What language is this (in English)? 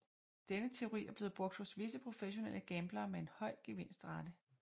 Danish